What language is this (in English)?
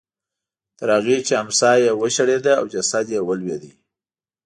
Pashto